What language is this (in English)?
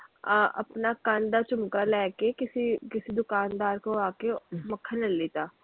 Punjabi